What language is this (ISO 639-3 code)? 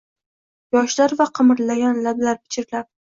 uzb